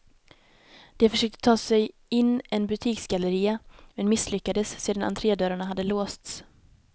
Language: Swedish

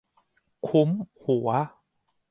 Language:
Thai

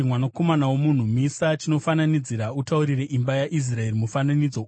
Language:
Shona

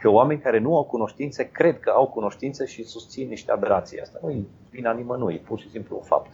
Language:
Romanian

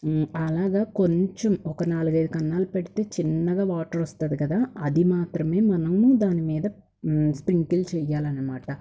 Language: Telugu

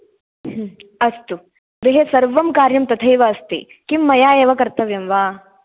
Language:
Sanskrit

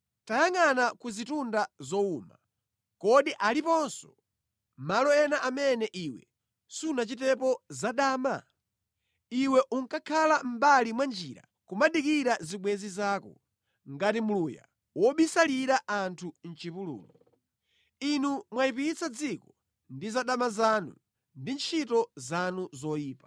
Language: Nyanja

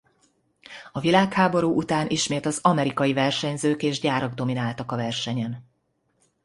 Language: Hungarian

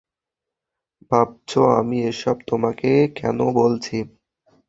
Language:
Bangla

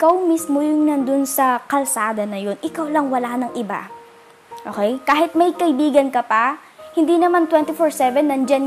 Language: Filipino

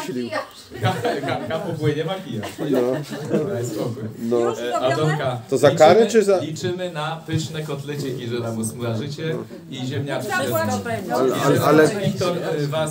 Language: Polish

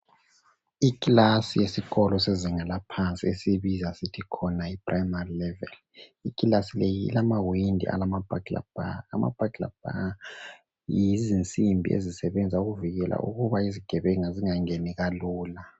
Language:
North Ndebele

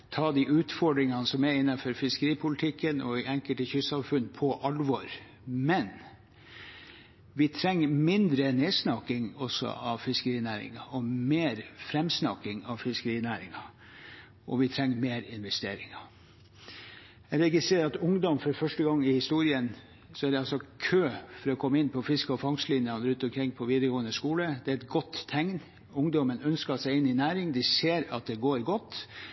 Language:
Norwegian Bokmål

